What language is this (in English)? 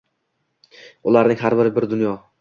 Uzbek